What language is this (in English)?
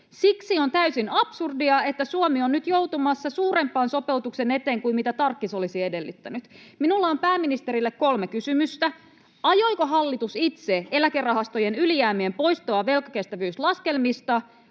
Finnish